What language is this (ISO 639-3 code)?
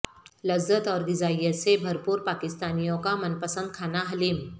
urd